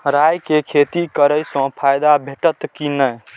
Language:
Maithili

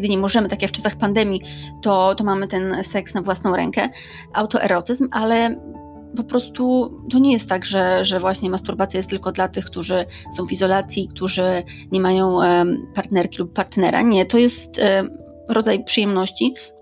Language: Polish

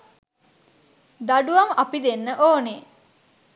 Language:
Sinhala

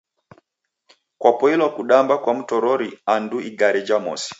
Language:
Taita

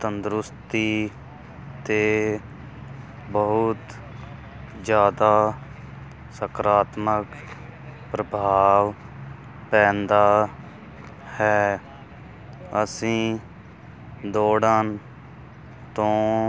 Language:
Punjabi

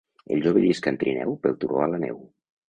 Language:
Catalan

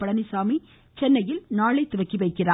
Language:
Tamil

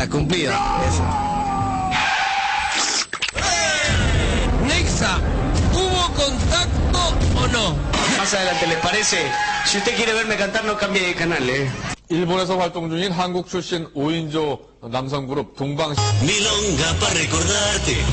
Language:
Spanish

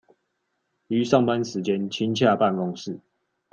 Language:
Chinese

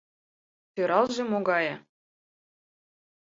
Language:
Mari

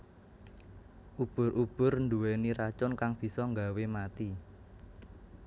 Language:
Javanese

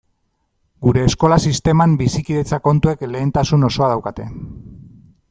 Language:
Basque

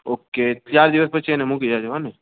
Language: Gujarati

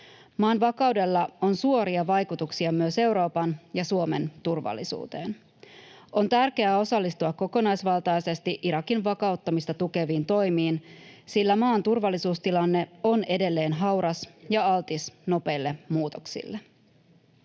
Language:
Finnish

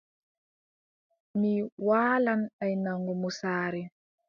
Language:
Adamawa Fulfulde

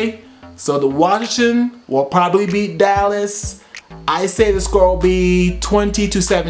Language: English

